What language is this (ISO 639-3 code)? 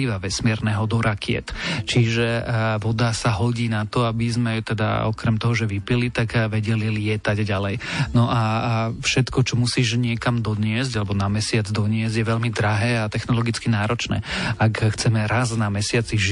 slk